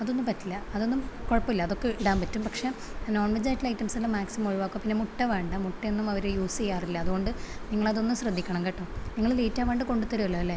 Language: Malayalam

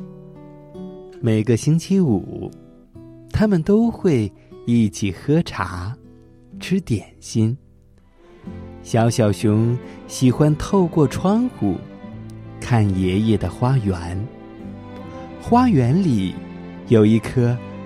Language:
Chinese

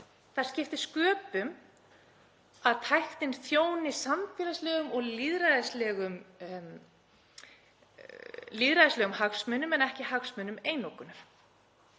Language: Icelandic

